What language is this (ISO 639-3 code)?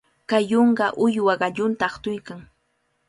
qvl